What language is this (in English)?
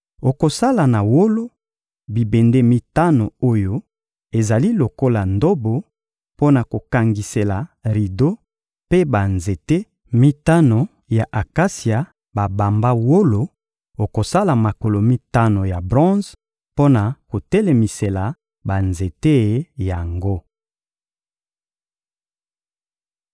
Lingala